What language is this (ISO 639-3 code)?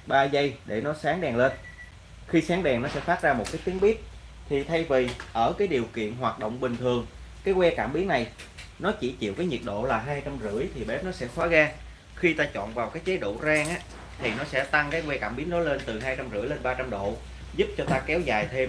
vie